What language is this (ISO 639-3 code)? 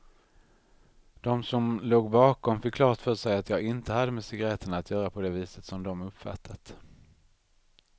swe